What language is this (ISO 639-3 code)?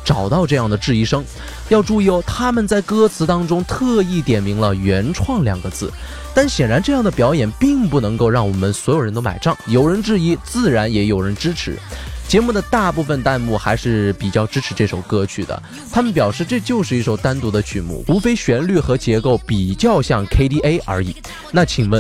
zho